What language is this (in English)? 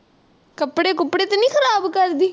Punjabi